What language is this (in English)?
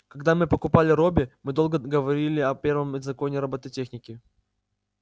Russian